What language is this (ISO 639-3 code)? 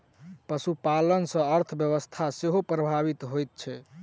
mai